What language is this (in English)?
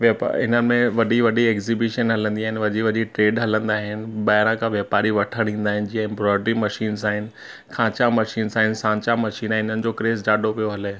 Sindhi